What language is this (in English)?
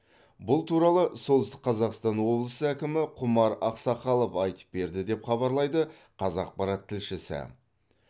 Kazakh